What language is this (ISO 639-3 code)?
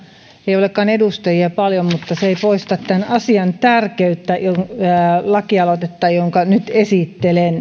fin